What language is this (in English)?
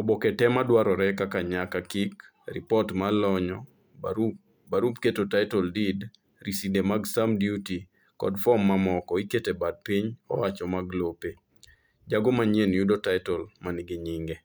Luo (Kenya and Tanzania)